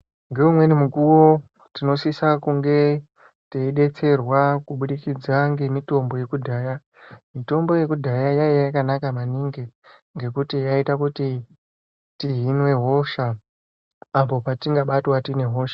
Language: Ndau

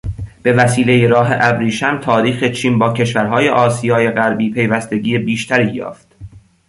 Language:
Persian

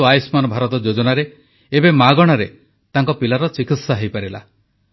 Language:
Odia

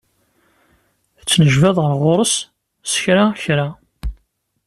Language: Kabyle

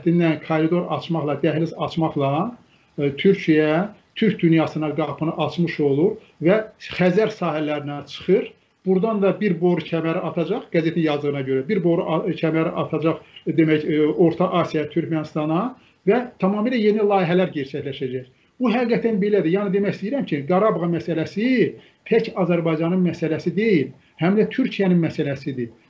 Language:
Turkish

